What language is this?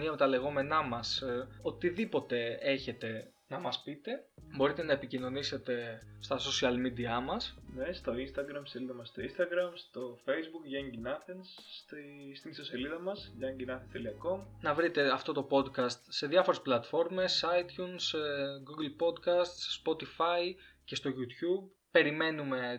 Greek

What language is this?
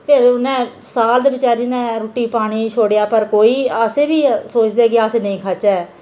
Dogri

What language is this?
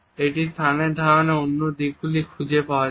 Bangla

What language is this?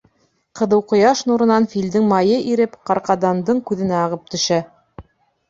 Bashkir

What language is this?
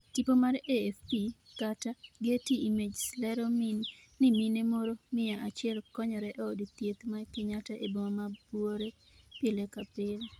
Luo (Kenya and Tanzania)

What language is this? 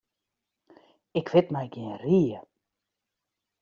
Western Frisian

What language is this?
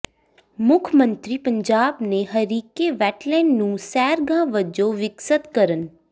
Punjabi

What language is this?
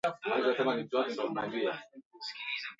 Swahili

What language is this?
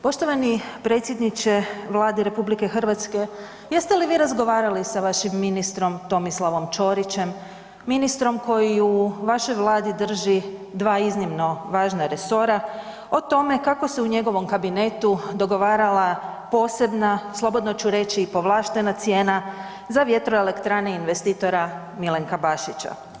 Croatian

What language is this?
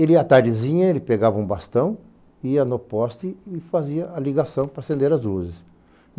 Portuguese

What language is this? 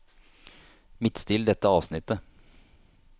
Norwegian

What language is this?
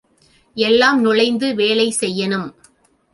Tamil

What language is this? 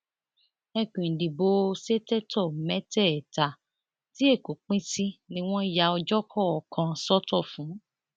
Yoruba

